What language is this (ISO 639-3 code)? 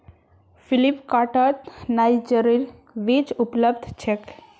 mag